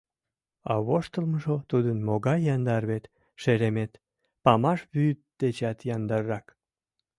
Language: Mari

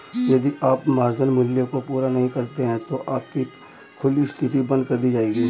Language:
Hindi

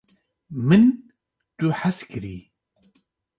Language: Kurdish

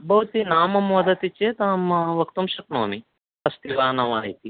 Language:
Sanskrit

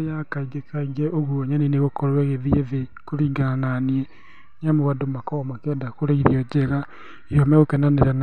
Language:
Kikuyu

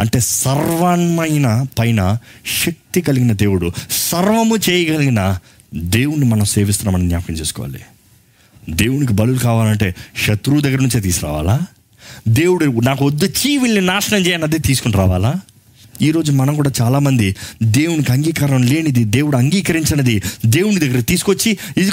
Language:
Telugu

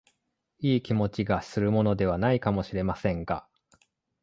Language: Japanese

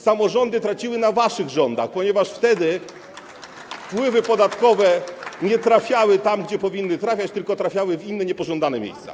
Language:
Polish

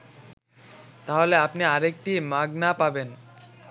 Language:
Bangla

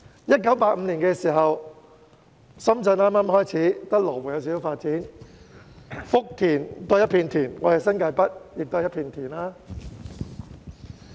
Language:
Cantonese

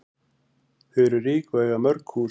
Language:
Icelandic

